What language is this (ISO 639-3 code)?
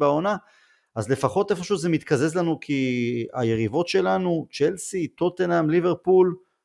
heb